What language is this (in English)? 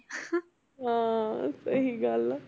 Punjabi